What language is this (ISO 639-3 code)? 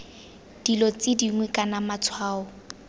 tsn